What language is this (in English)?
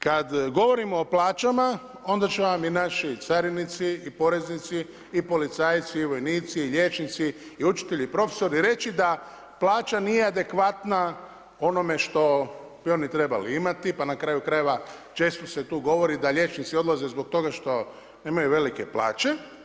Croatian